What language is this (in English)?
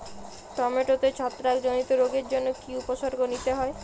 Bangla